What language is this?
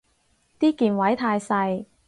Cantonese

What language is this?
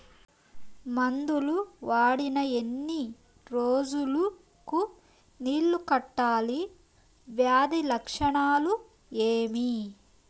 Telugu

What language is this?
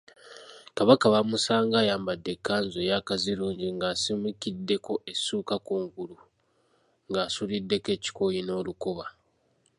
Ganda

